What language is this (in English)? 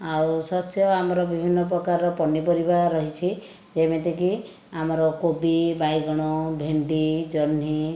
Odia